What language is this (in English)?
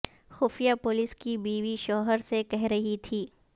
Urdu